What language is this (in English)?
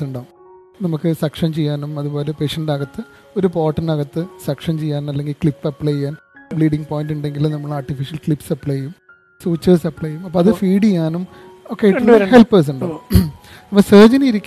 Malayalam